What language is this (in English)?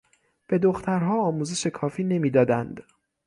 Persian